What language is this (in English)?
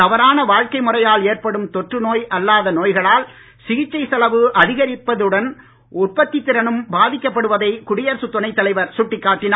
Tamil